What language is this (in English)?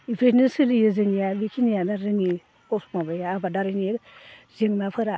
Bodo